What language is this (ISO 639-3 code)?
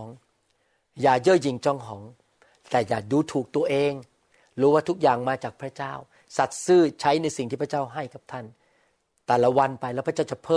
tha